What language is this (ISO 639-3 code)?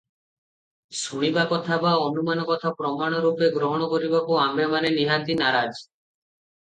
ori